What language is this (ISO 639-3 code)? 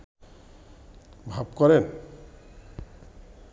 ben